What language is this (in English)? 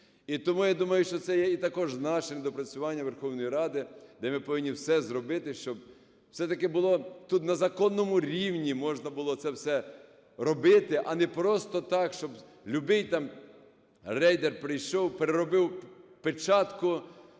Ukrainian